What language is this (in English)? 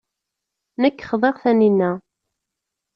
Kabyle